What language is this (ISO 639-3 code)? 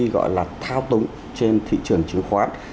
vie